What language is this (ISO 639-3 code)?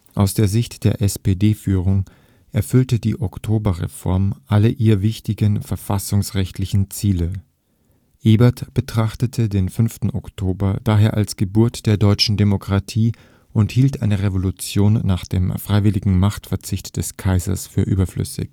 deu